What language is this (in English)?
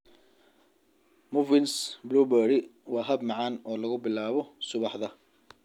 Somali